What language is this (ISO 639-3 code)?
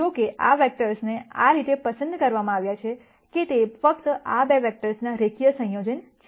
guj